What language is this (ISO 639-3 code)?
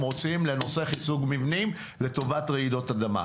heb